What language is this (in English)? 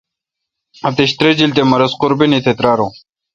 Kalkoti